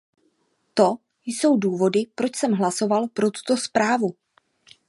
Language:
Czech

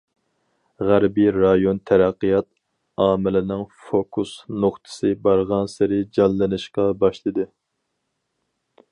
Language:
Uyghur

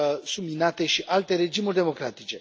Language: Romanian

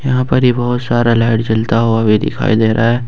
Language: Hindi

